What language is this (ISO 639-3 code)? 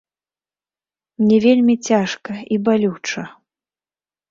bel